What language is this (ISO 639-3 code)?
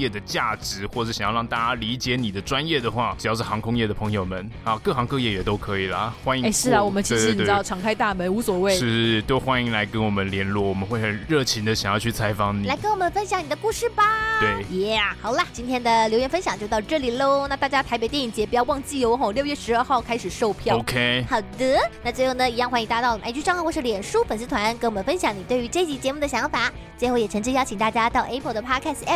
zho